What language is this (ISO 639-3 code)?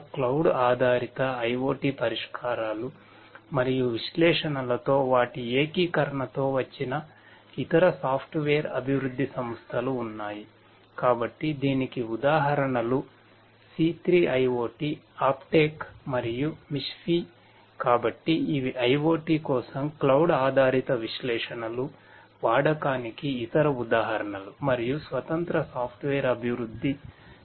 tel